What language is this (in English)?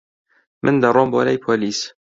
Central Kurdish